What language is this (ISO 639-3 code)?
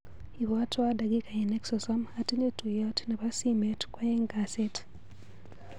kln